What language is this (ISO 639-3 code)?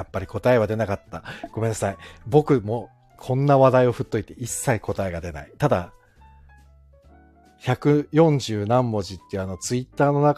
jpn